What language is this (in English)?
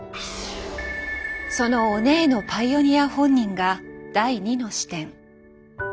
Japanese